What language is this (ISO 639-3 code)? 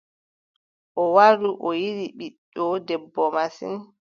fub